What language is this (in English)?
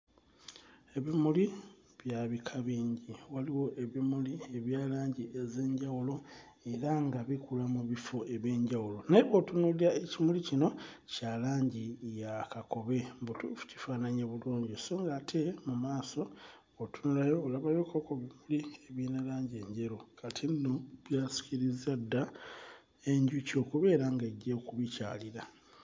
Ganda